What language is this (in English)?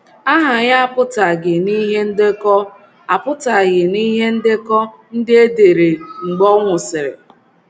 Igbo